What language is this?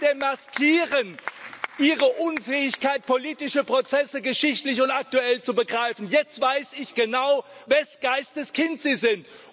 German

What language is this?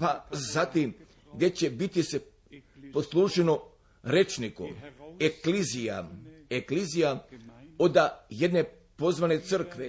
Croatian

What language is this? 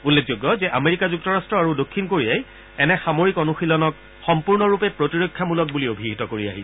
Assamese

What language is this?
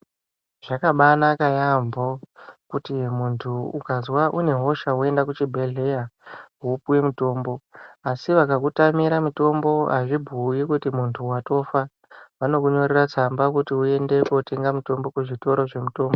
Ndau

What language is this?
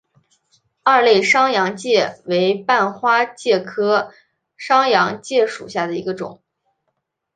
Chinese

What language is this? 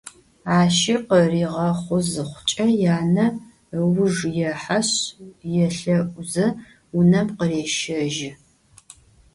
Adyghe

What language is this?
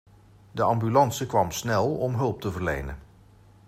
Dutch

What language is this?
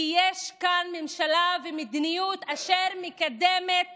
Hebrew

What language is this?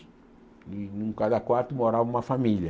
Portuguese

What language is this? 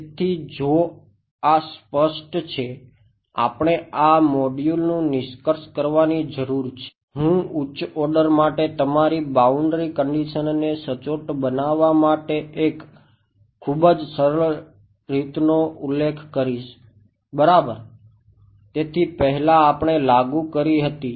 Gujarati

